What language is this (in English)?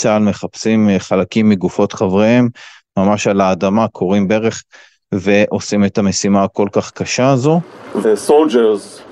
Hebrew